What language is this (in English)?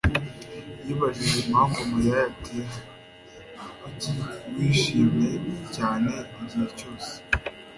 Kinyarwanda